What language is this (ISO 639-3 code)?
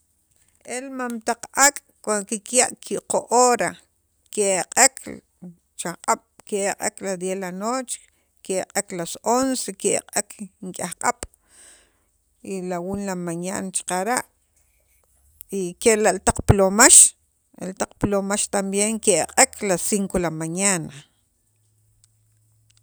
quv